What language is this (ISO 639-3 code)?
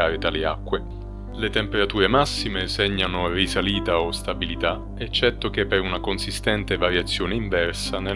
ita